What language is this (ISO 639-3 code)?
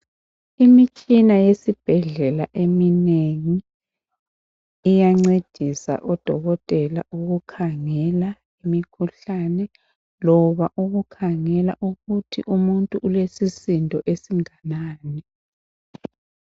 nde